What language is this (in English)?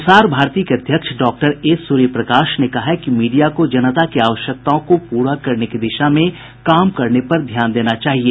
Hindi